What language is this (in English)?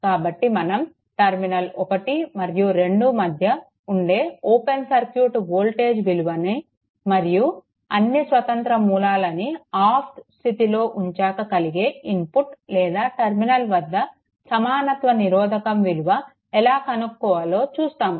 Telugu